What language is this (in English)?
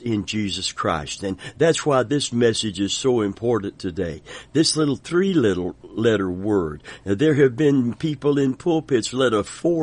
English